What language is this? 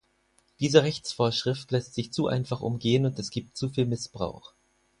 German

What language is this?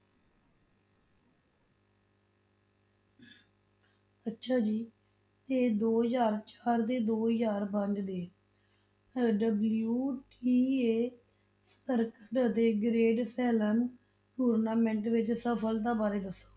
Punjabi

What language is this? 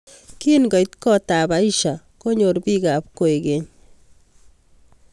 Kalenjin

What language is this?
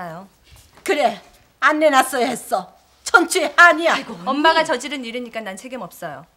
Korean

